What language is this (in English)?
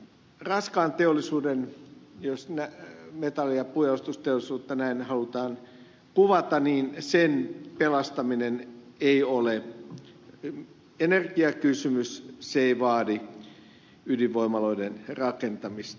Finnish